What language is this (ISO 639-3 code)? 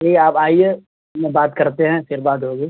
urd